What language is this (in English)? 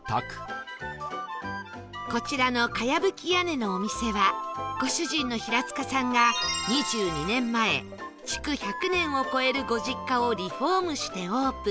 Japanese